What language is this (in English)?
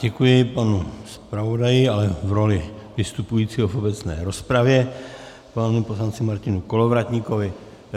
Czech